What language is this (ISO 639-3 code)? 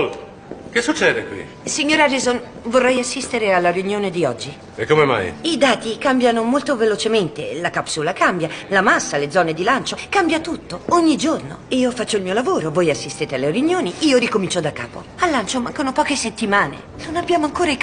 ita